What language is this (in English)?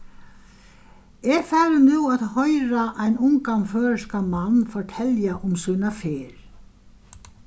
Faroese